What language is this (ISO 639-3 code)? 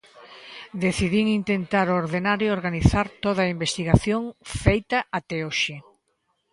glg